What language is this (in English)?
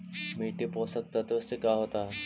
Magahi